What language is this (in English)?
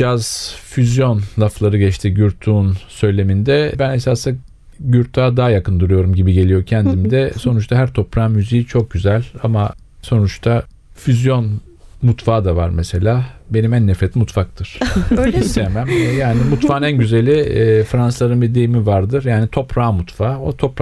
Turkish